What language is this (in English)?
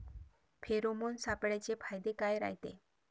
Marathi